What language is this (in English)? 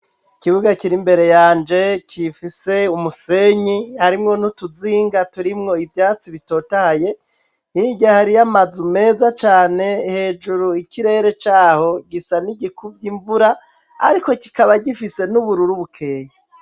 Rundi